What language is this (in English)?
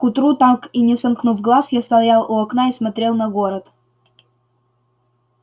Russian